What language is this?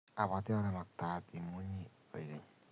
Kalenjin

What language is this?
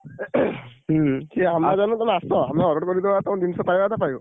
Odia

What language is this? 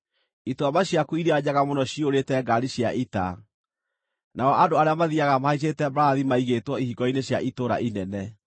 Kikuyu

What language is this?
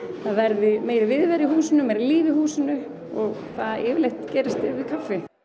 Icelandic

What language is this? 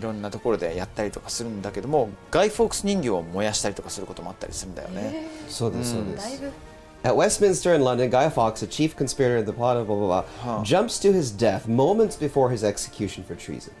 Japanese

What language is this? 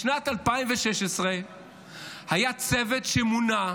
Hebrew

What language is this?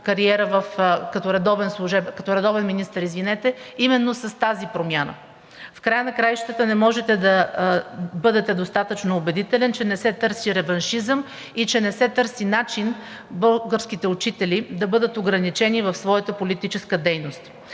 Bulgarian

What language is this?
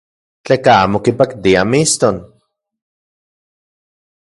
Central Puebla Nahuatl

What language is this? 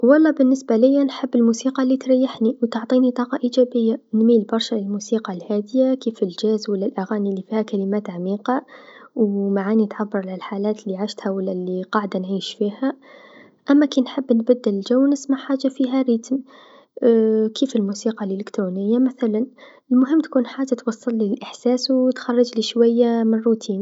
Tunisian Arabic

